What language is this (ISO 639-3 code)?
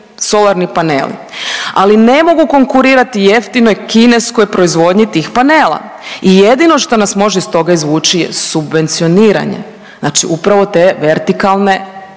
hrv